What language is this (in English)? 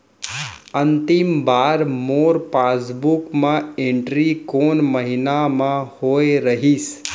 Chhattisgarhi